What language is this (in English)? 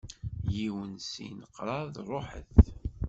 Kabyle